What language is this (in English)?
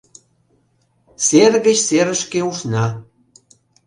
Mari